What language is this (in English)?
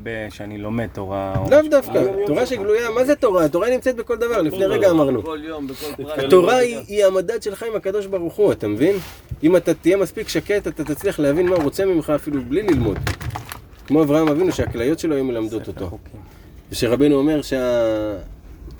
Hebrew